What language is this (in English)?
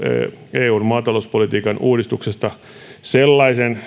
Finnish